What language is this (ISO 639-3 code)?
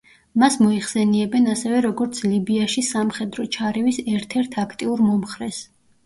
kat